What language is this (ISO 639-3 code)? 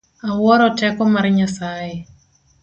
luo